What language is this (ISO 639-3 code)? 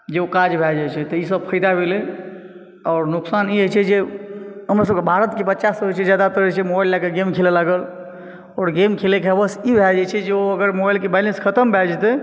mai